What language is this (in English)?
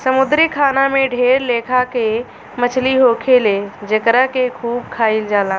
Bhojpuri